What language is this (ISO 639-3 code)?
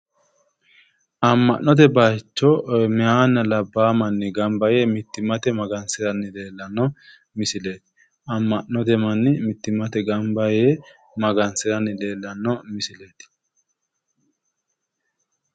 sid